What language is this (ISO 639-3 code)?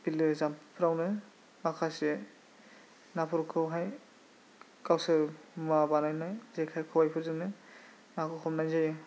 brx